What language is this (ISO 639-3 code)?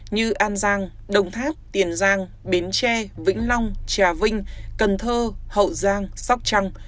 vie